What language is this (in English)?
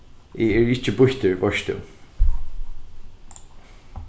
Faroese